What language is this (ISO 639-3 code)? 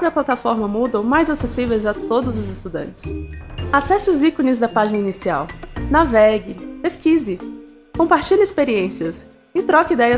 por